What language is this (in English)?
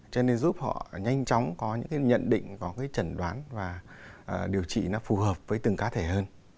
Vietnamese